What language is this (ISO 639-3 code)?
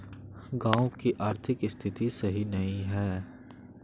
mag